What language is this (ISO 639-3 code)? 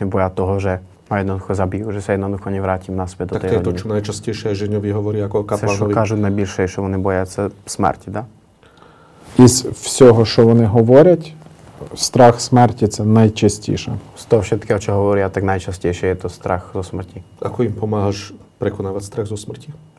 slk